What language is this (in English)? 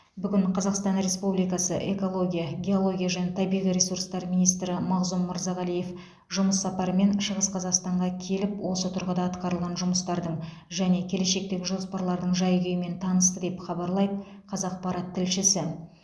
Kazakh